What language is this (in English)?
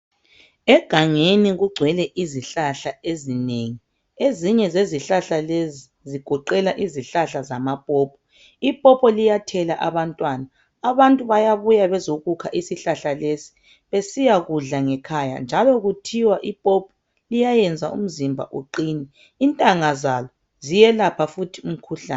North Ndebele